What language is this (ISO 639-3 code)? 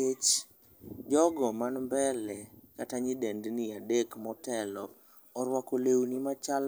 luo